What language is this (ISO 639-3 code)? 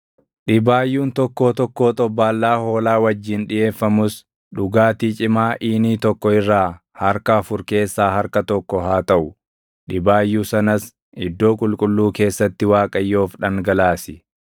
orm